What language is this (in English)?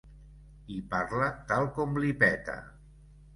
Catalan